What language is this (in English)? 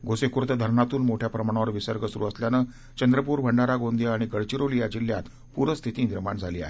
Marathi